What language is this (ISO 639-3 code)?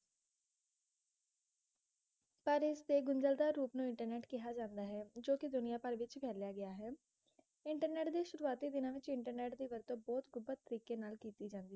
pan